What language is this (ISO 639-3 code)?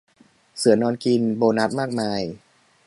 tha